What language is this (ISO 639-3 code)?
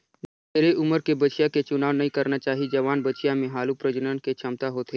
hne